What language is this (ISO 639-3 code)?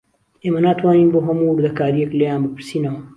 ckb